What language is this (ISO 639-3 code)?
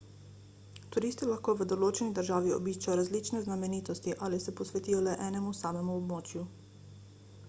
slv